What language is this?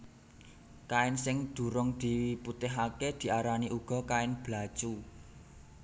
Javanese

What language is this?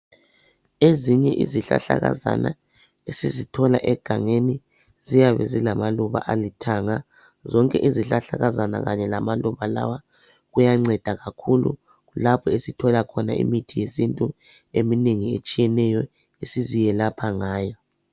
North Ndebele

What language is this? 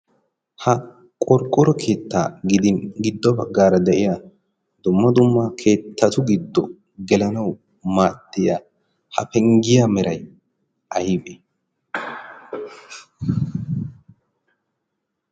Wolaytta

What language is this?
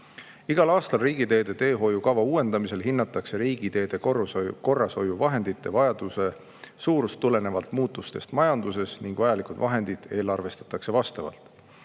Estonian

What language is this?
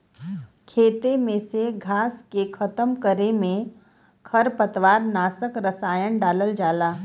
Bhojpuri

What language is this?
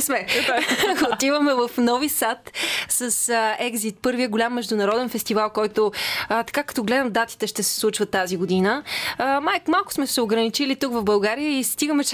Bulgarian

